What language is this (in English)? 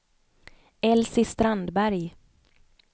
Swedish